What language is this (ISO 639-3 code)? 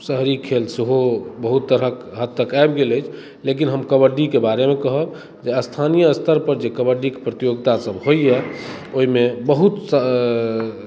mai